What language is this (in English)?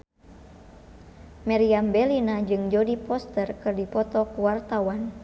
Sundanese